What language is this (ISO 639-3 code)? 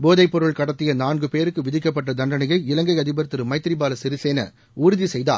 tam